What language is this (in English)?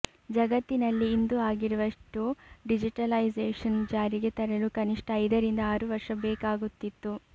Kannada